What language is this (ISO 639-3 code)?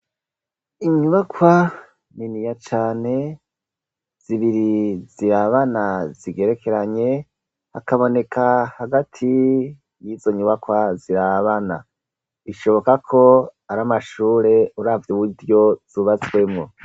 run